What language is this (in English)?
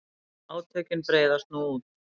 Icelandic